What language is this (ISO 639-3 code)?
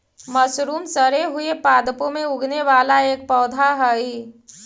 mag